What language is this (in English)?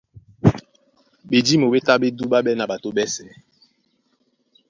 Duala